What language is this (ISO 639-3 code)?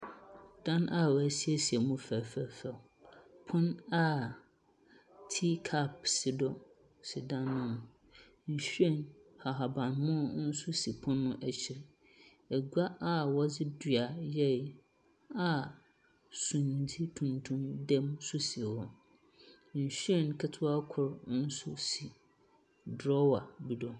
aka